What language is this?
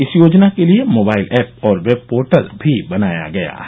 Hindi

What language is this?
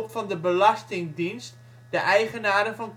Dutch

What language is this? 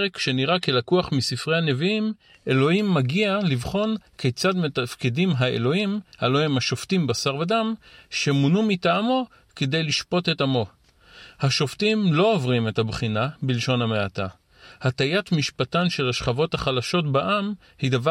Hebrew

